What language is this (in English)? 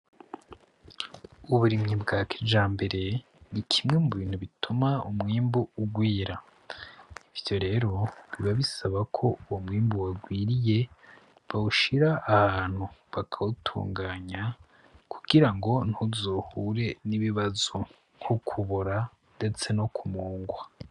Rundi